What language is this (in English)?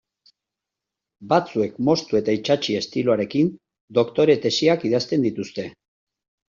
Basque